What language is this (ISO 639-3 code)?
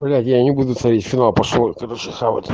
rus